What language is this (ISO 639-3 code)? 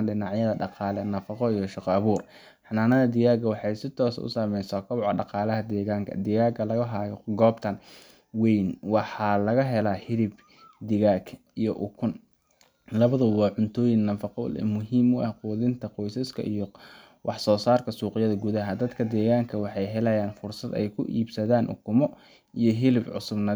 som